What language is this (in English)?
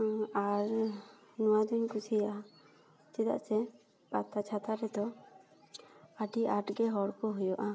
Santali